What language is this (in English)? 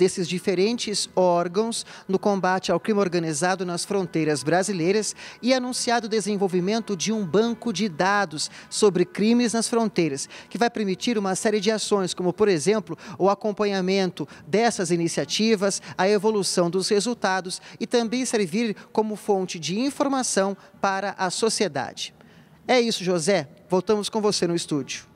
Portuguese